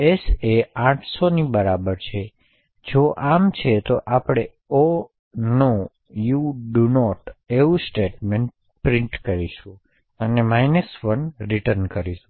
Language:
Gujarati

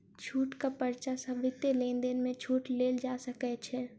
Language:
Maithili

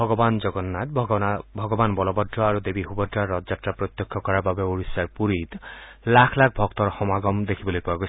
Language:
Assamese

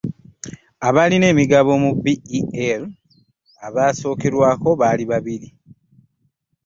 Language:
Ganda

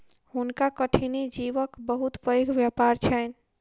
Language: Maithili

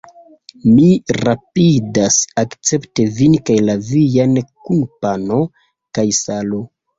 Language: Esperanto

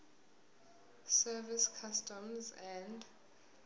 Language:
Zulu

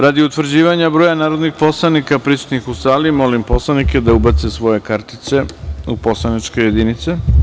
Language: Serbian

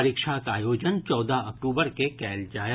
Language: Maithili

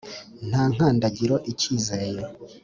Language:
Kinyarwanda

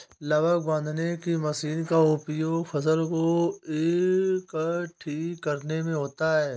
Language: Hindi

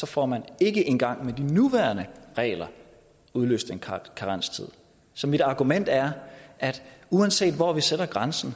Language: Danish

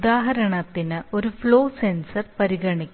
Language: Malayalam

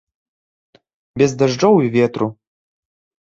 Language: Belarusian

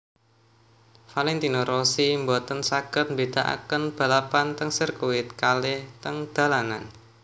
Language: Javanese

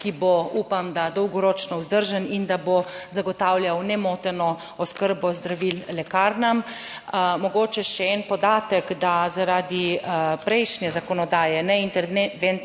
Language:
Slovenian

